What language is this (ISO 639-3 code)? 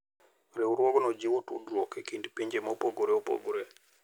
luo